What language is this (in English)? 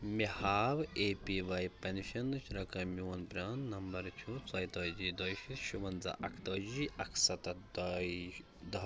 Kashmiri